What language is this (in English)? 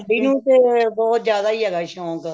Punjabi